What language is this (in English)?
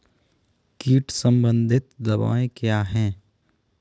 Hindi